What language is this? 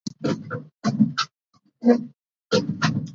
Georgian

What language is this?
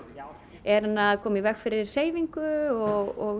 Icelandic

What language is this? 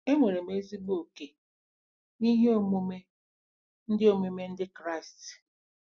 Igbo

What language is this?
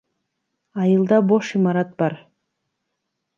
Kyrgyz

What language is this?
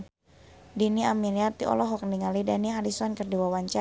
Sundanese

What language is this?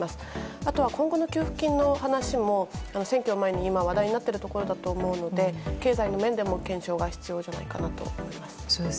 Japanese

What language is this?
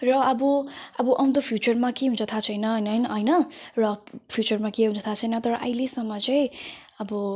Nepali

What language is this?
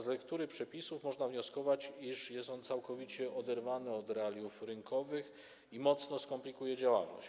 Polish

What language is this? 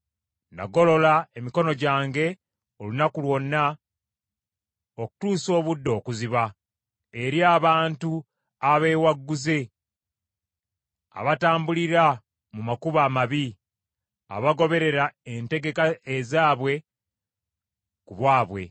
Ganda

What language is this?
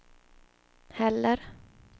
Swedish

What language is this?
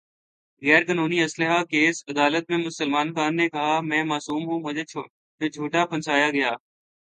Urdu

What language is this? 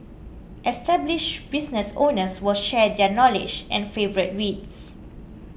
English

